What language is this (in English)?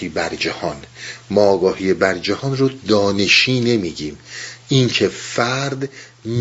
Persian